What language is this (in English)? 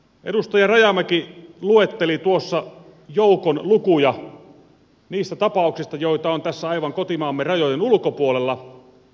Finnish